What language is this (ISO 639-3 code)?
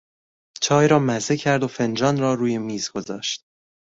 fas